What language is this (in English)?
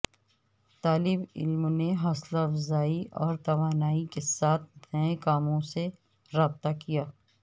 Urdu